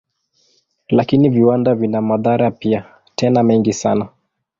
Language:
Swahili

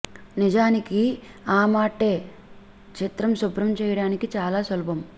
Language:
Telugu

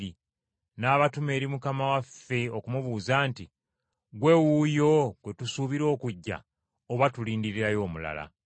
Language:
Ganda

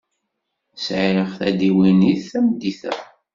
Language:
Kabyle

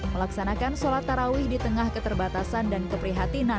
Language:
Indonesian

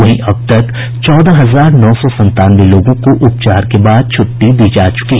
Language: Hindi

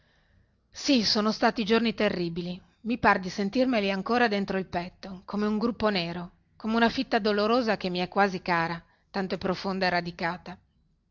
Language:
Italian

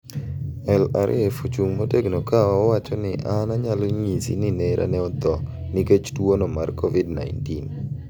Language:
Luo (Kenya and Tanzania)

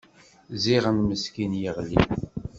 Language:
Kabyle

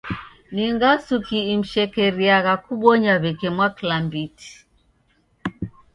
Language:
Taita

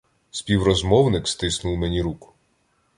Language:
Ukrainian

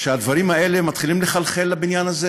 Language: Hebrew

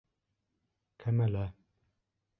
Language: Bashkir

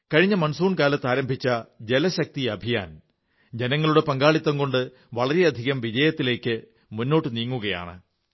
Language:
Malayalam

